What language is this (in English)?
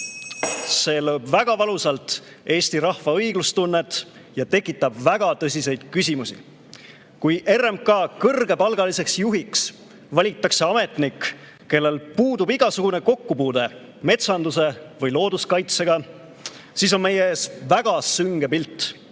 Estonian